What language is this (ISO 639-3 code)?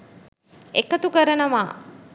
sin